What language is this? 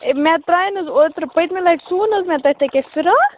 Kashmiri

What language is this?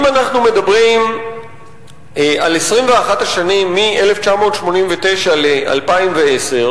Hebrew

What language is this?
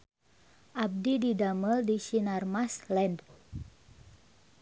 Sundanese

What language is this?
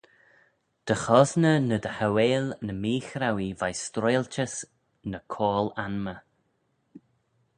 Manx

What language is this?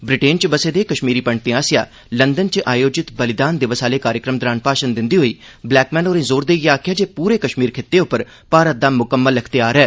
Dogri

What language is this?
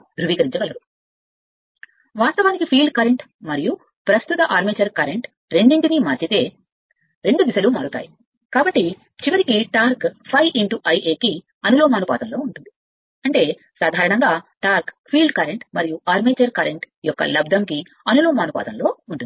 Telugu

